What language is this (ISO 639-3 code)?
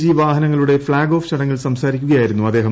mal